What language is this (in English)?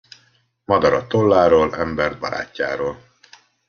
Hungarian